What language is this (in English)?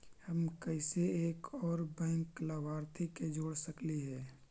Magahi